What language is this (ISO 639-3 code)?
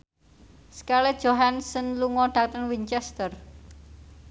jav